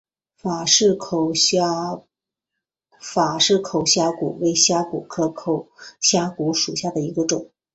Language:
Chinese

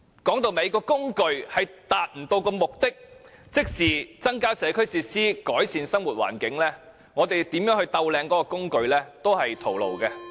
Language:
Cantonese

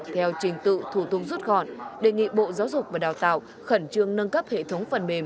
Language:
Vietnamese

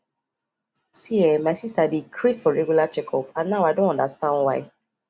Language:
Nigerian Pidgin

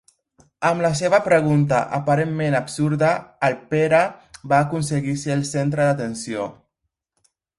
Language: Catalan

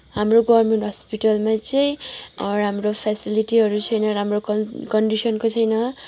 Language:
Nepali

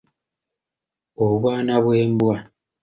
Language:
Ganda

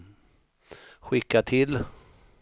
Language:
Swedish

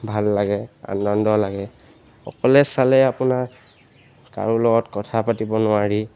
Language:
Assamese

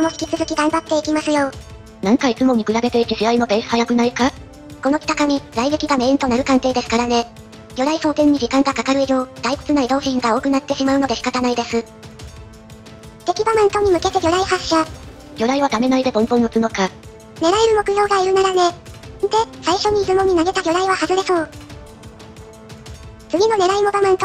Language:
Japanese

